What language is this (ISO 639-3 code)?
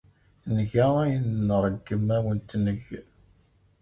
kab